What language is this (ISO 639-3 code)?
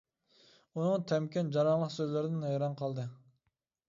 uig